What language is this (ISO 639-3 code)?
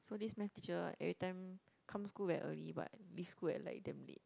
eng